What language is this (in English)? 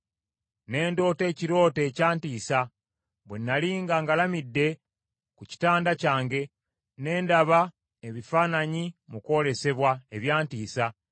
Ganda